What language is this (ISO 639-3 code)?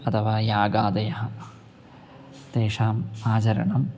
san